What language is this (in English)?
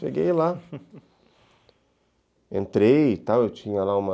Portuguese